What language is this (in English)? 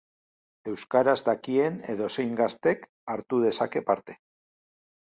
Basque